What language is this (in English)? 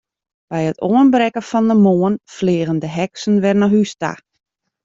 Western Frisian